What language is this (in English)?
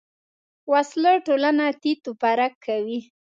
Pashto